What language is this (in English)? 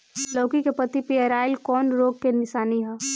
Bhojpuri